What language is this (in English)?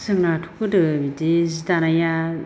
Bodo